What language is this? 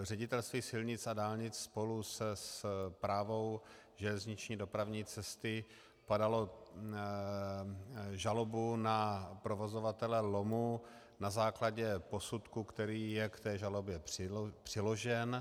Czech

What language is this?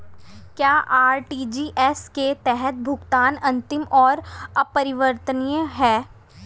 Hindi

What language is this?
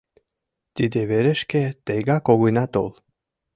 Mari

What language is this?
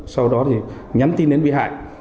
Vietnamese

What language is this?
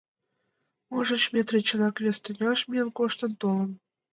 Mari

